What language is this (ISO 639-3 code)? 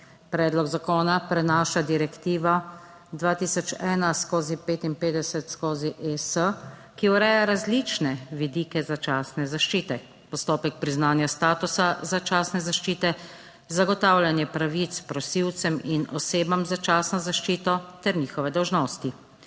slv